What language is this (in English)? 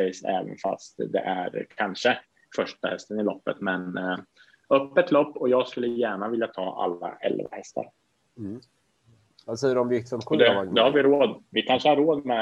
Swedish